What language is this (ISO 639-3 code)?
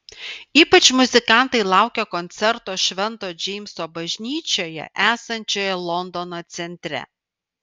lit